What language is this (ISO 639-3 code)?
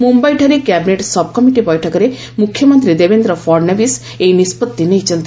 ori